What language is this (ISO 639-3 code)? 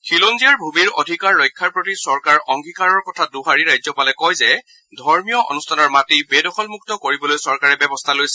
asm